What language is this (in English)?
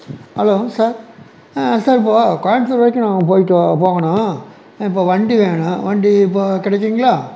Tamil